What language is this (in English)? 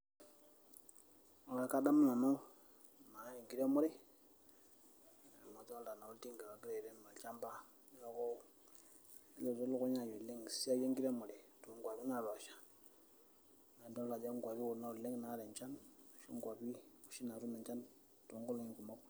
Masai